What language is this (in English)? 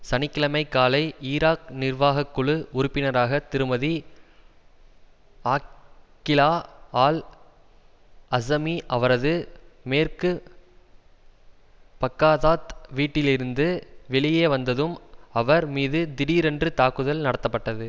Tamil